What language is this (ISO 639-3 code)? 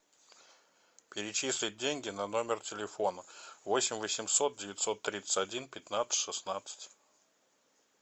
rus